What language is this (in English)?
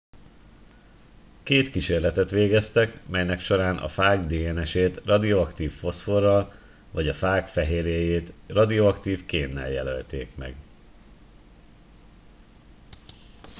Hungarian